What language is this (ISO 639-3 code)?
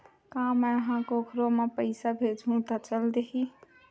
hne